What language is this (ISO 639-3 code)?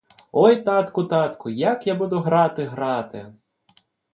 ukr